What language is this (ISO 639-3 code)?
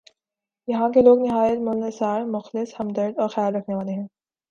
urd